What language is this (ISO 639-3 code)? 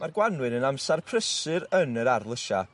cym